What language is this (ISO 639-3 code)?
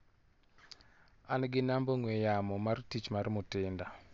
luo